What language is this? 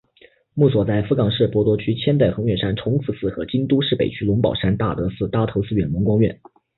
Chinese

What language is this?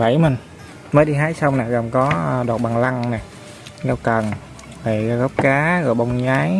Vietnamese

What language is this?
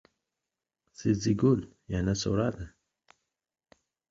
Uzbek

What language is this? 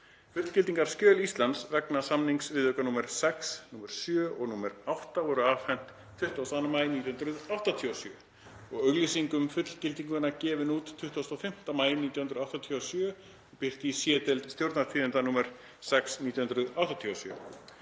Icelandic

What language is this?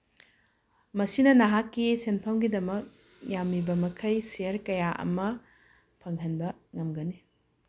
Manipuri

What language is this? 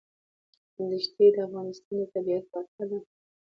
Pashto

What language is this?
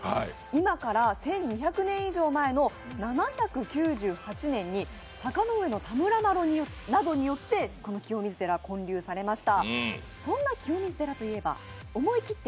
Japanese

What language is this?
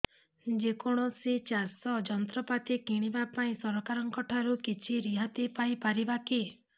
Odia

